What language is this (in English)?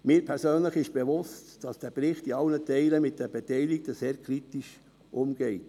Swiss German